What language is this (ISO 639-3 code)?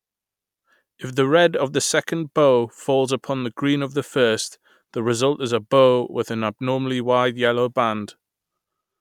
eng